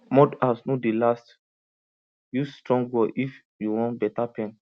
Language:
Nigerian Pidgin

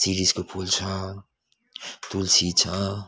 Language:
Nepali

